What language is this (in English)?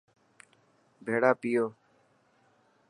Dhatki